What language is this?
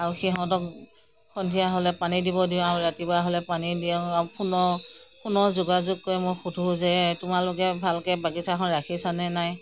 Assamese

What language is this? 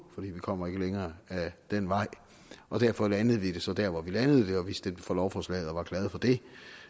Danish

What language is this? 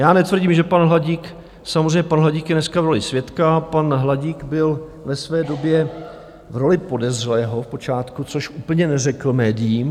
Czech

